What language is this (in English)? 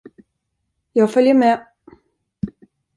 Swedish